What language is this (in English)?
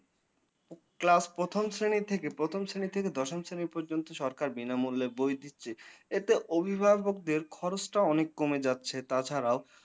Bangla